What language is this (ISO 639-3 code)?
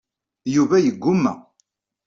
kab